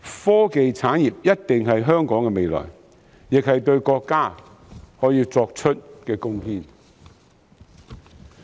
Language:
Cantonese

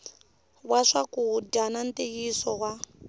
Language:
Tsonga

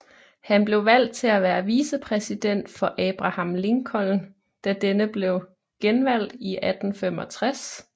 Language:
Danish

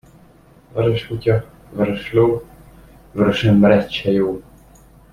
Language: Hungarian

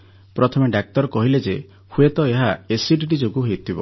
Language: Odia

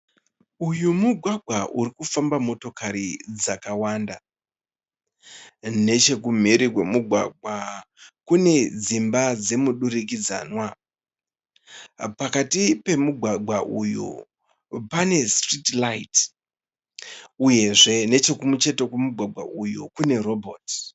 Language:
Shona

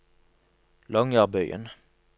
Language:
Norwegian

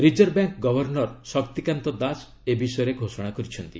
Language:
Odia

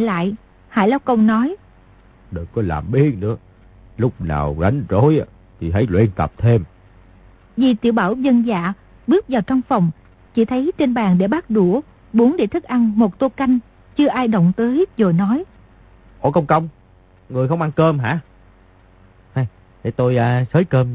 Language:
Vietnamese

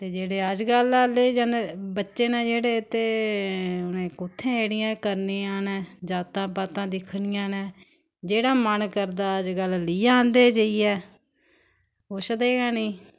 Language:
Dogri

